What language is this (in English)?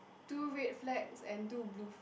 English